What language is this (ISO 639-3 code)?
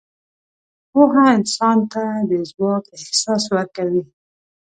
pus